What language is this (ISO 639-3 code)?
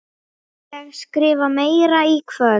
isl